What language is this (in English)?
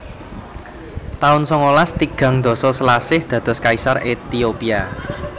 Javanese